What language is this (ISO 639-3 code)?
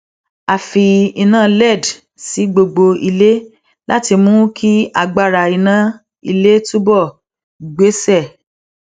yor